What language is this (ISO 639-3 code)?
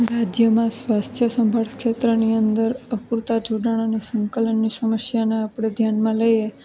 guj